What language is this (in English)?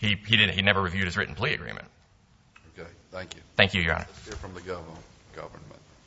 English